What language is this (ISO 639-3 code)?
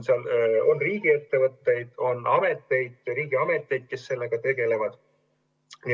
est